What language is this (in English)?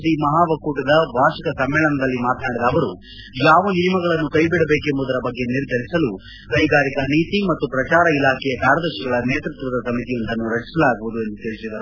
Kannada